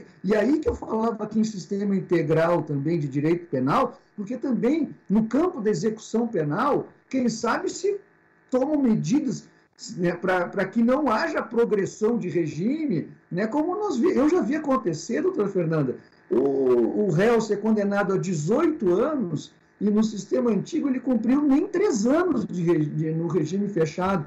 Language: Portuguese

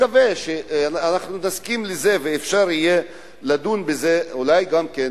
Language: Hebrew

